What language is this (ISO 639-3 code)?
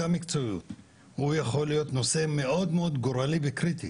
heb